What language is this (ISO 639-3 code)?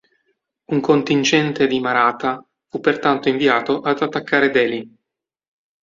ita